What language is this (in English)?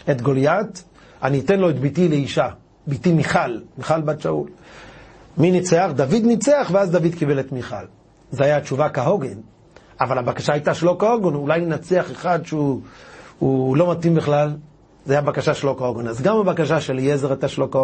Hebrew